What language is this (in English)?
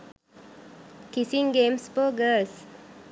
Sinhala